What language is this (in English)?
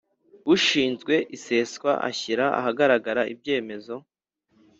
Kinyarwanda